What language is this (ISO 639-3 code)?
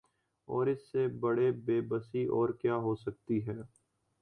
urd